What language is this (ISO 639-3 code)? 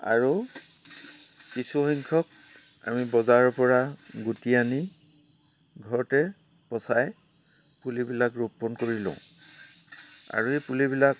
asm